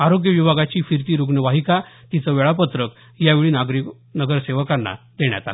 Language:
Marathi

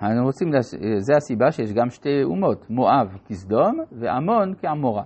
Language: Hebrew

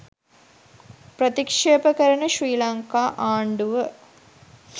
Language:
Sinhala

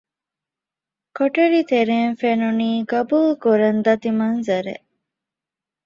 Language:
Divehi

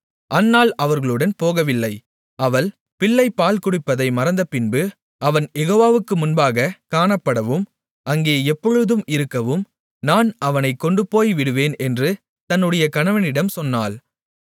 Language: Tamil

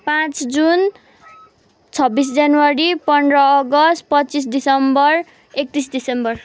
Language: Nepali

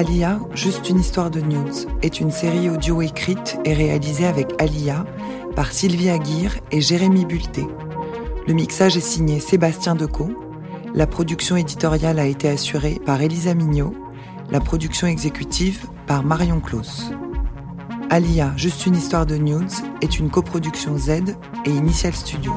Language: French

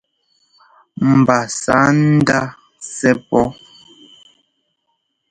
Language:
Ngomba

